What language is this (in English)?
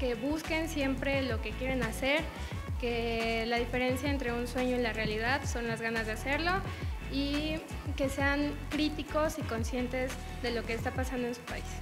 Spanish